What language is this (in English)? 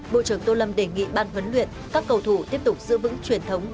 Vietnamese